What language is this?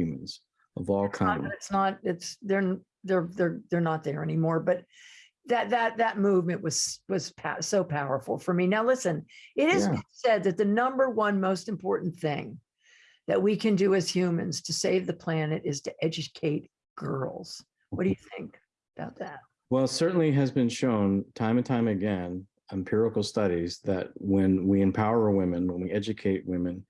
English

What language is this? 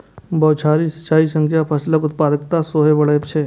Maithili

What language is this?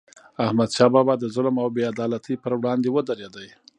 Pashto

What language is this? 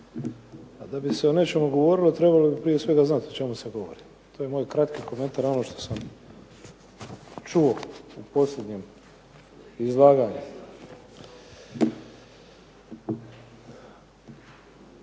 Croatian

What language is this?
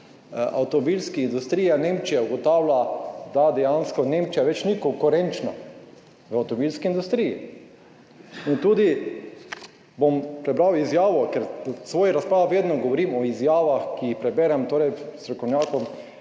Slovenian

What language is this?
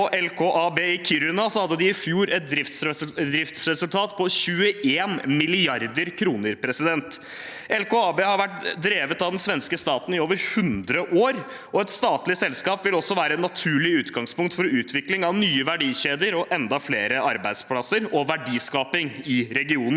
Norwegian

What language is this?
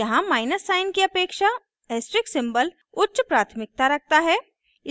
Hindi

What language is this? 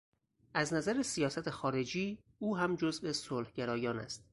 Persian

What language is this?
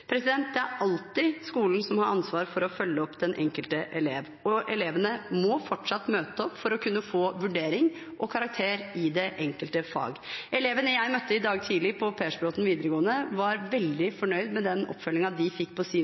Norwegian Bokmål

